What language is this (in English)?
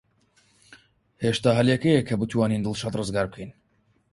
Central Kurdish